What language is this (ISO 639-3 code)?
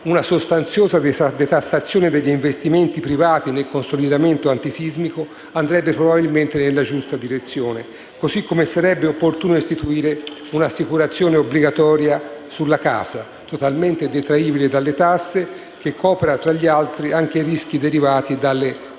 ita